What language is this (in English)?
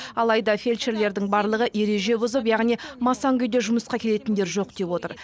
Kazakh